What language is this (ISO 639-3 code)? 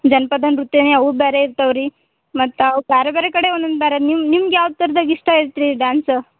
kan